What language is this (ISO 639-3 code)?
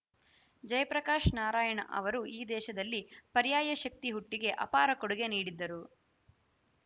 kan